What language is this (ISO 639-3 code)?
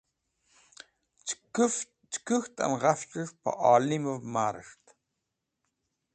wbl